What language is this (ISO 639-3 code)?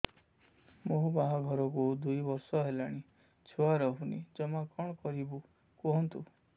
ori